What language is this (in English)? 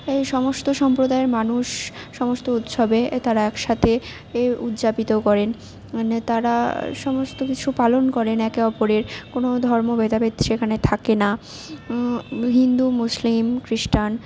Bangla